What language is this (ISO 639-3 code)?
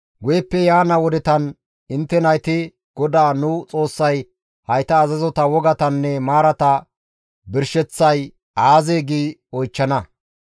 gmv